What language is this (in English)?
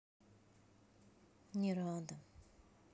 Russian